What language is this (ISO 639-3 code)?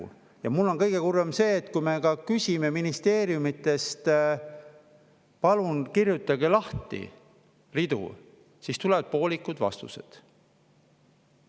est